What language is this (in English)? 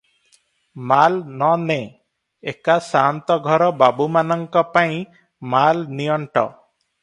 Odia